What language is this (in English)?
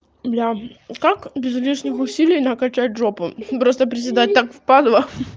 Russian